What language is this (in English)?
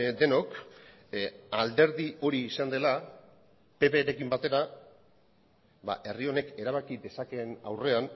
Basque